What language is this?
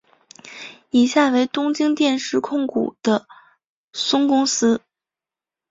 Chinese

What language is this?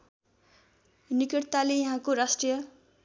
Nepali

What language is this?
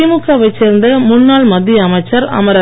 Tamil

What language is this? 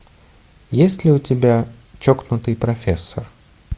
Russian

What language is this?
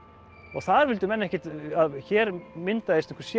Icelandic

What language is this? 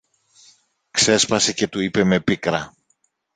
Greek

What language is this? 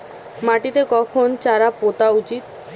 Bangla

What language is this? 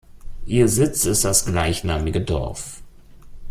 German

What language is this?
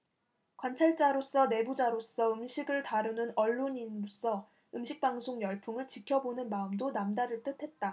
Korean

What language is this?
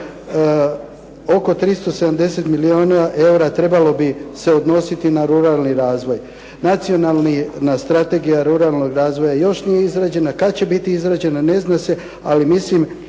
Croatian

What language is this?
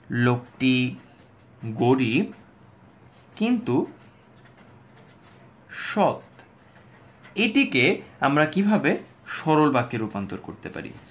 Bangla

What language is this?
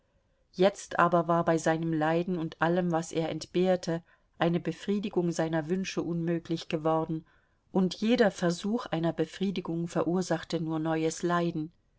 German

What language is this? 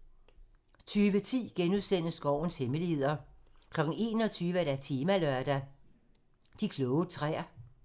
Danish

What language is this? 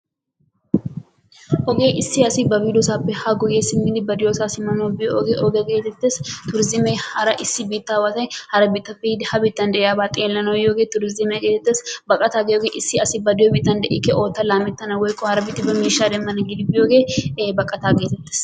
Wolaytta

